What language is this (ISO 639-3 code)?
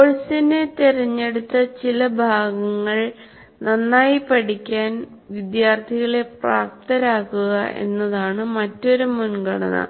mal